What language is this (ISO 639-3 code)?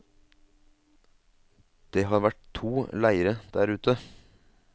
nor